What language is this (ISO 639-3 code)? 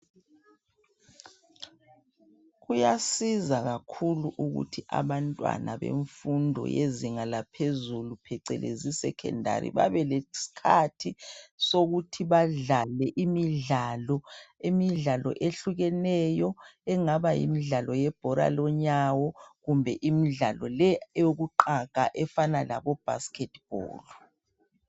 nde